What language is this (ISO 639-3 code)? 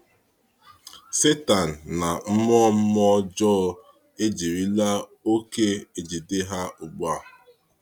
ibo